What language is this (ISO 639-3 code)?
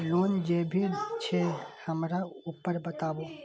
mai